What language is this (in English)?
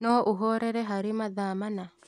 Kikuyu